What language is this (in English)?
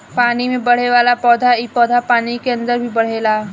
Bhojpuri